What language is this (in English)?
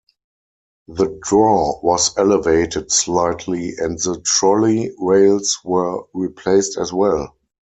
English